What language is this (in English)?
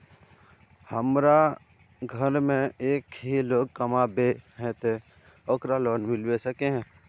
Magahi